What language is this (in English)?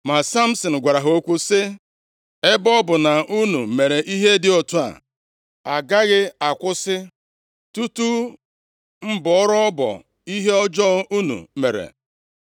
Igbo